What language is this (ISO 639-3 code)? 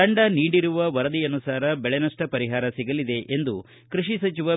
kan